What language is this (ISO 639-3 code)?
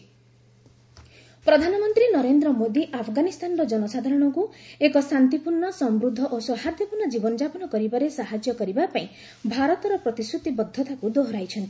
ori